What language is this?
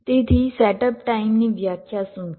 Gujarati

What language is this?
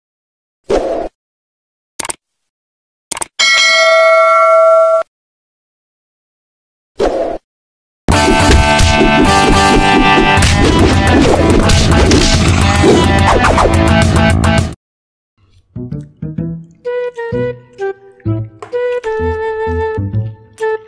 Korean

